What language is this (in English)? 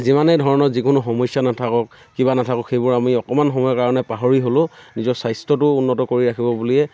Assamese